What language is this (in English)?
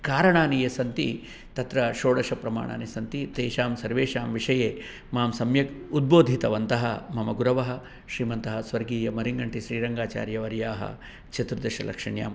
Sanskrit